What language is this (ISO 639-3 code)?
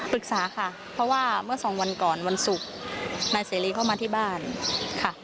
tha